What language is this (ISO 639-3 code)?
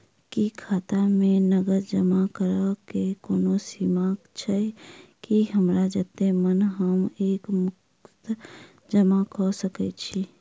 mai